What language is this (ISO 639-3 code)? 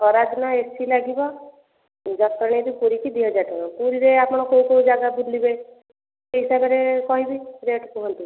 ori